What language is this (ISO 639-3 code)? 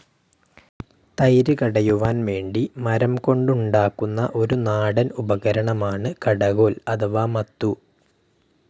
mal